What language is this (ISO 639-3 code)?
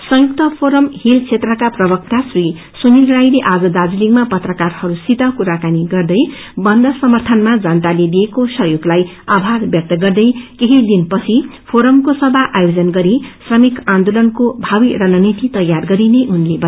nep